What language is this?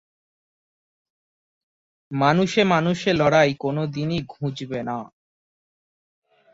Bangla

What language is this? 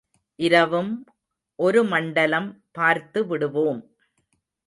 Tamil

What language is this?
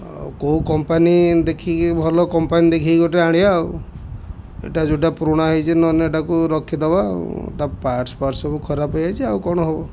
Odia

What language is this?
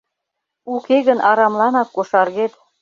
Mari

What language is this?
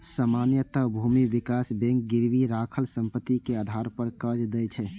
Maithili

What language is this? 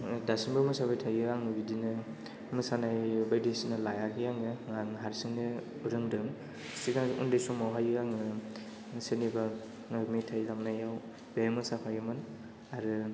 Bodo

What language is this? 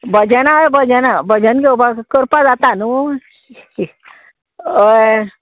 Konkani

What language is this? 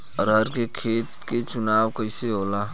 Bhojpuri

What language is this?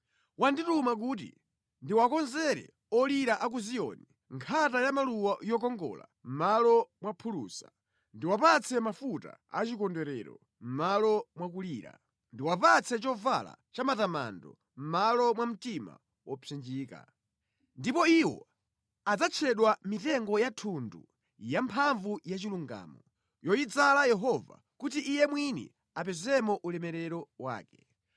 Nyanja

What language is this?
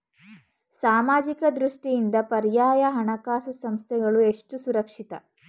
Kannada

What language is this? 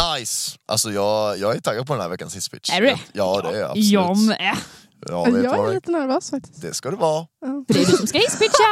Swedish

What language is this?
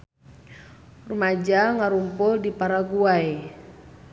Sundanese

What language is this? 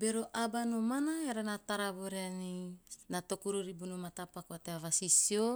Teop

